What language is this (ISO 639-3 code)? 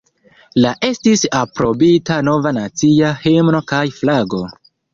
epo